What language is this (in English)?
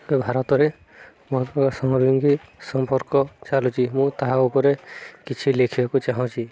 Odia